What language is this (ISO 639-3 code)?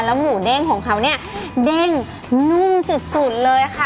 tha